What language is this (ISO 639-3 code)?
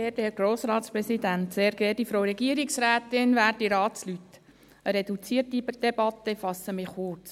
gsw